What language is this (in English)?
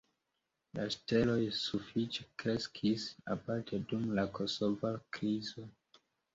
Esperanto